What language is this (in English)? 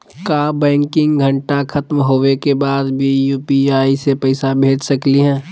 Magahi